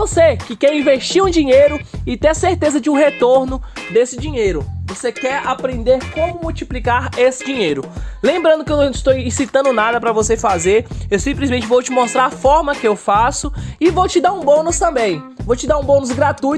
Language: Portuguese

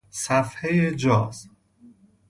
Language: Persian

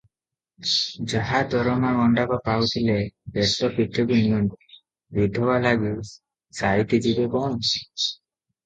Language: Odia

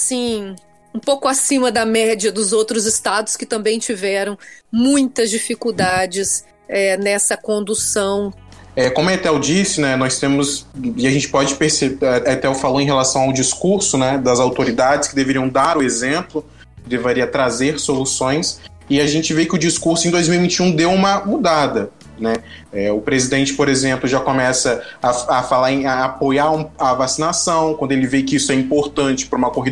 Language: Portuguese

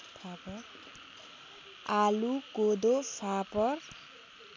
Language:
Nepali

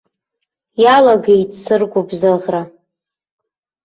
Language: Abkhazian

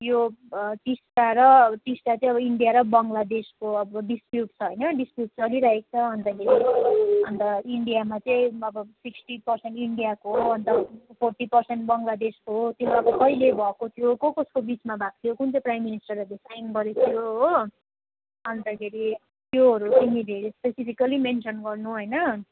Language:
Nepali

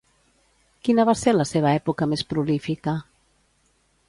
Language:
Catalan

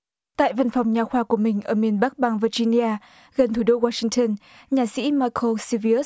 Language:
Vietnamese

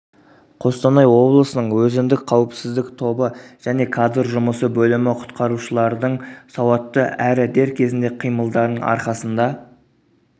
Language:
Kazakh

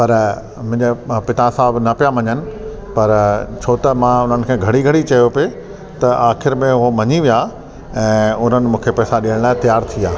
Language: Sindhi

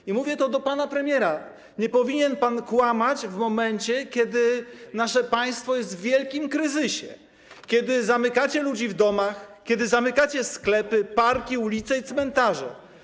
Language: Polish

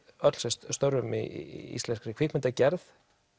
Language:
Icelandic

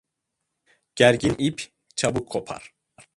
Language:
Turkish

